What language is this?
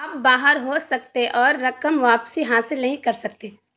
Urdu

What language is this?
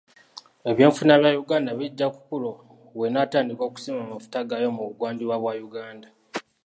Ganda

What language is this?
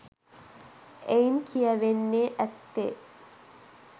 Sinhala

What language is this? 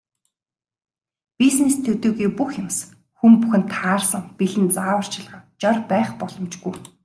Mongolian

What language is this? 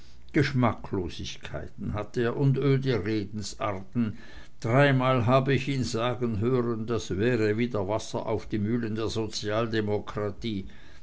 German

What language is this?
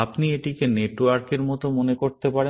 Bangla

